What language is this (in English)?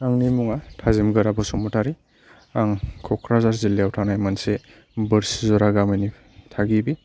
Bodo